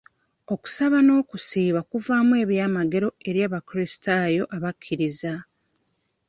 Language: Ganda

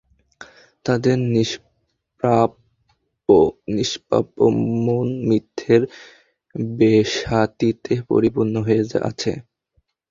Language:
Bangla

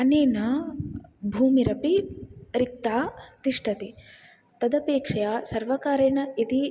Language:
Sanskrit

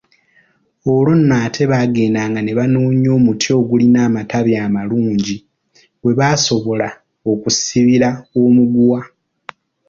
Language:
Ganda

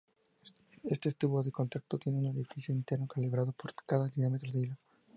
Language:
Spanish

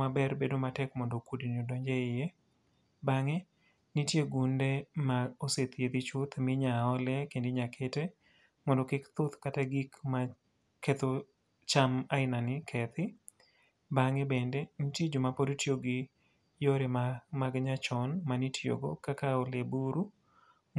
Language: Luo (Kenya and Tanzania)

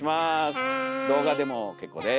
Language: Japanese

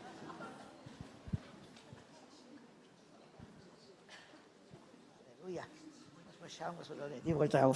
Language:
German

